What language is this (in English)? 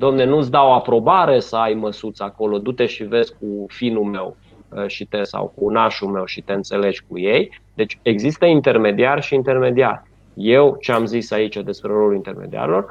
Romanian